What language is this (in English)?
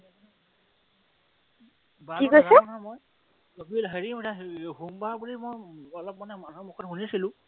Assamese